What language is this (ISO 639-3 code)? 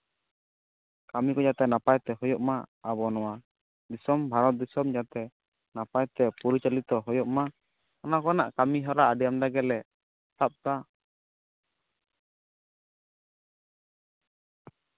sat